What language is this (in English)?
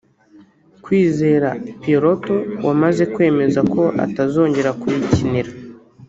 Kinyarwanda